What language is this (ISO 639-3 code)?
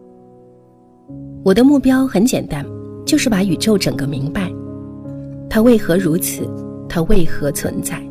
zho